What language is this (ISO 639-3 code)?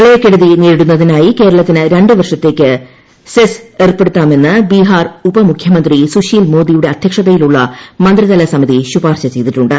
mal